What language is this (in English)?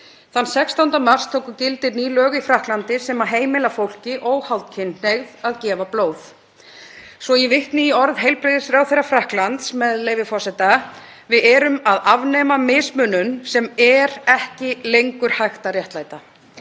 Icelandic